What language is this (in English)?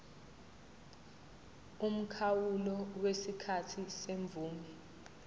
Zulu